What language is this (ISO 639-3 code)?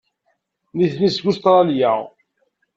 kab